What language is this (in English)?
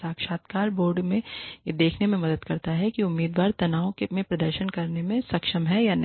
Hindi